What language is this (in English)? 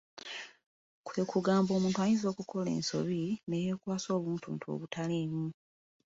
Ganda